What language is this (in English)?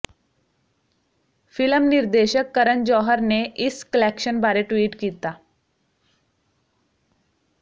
Punjabi